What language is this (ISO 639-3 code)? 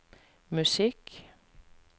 nor